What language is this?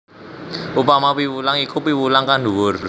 Javanese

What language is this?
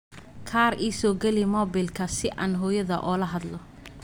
Somali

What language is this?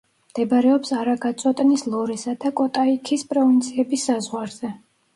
Georgian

